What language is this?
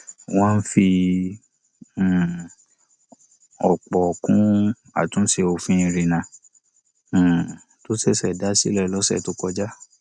Yoruba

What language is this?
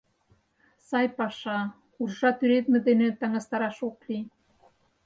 Mari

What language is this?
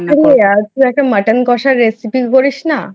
Bangla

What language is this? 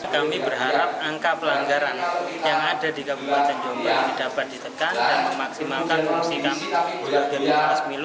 Indonesian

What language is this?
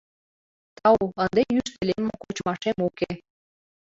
Mari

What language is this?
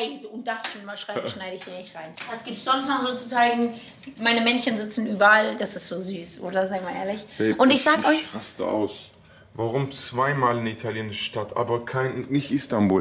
German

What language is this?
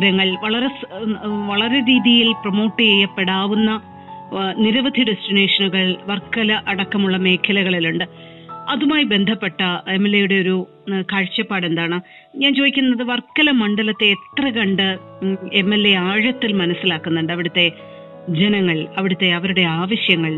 Malayalam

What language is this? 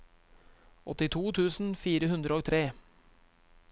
Norwegian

